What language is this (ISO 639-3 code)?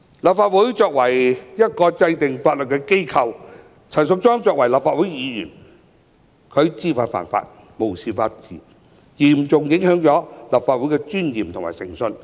yue